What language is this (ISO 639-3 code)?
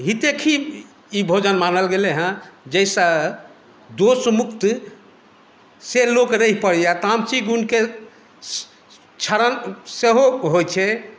mai